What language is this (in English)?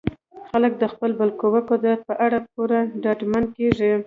Pashto